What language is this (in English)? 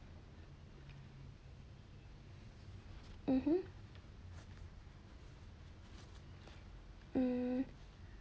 English